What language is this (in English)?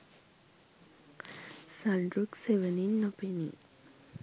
Sinhala